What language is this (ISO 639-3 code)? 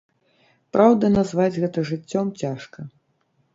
bel